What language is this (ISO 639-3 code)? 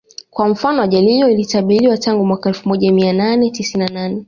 swa